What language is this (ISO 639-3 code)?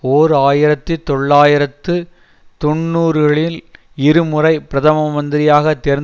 tam